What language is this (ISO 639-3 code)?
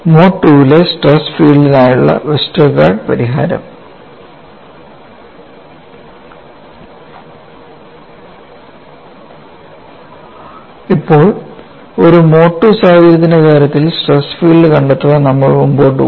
mal